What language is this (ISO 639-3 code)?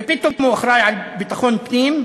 heb